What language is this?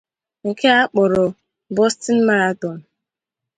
Igbo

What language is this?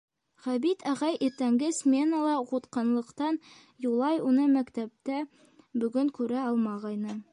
Bashkir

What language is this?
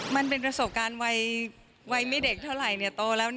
Thai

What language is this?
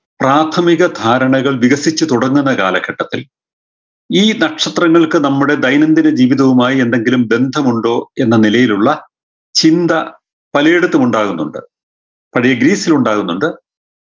Malayalam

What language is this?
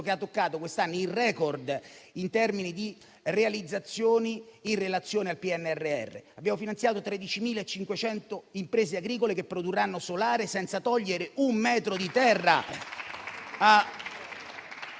Italian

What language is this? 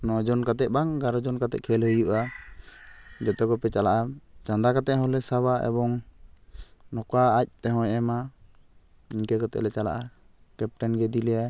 Santali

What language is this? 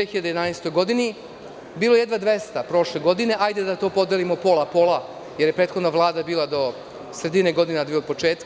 Serbian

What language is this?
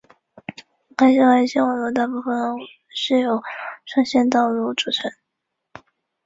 Chinese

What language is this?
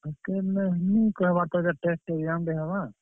Odia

